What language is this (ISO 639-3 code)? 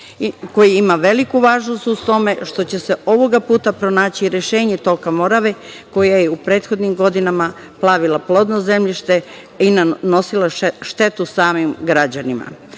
srp